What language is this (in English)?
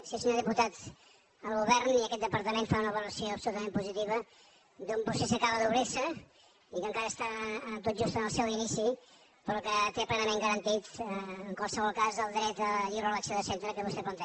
Catalan